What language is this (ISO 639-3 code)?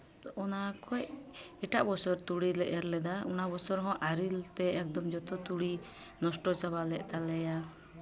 sat